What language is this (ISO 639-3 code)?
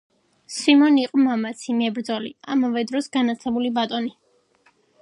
kat